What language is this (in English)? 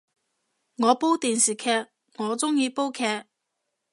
Cantonese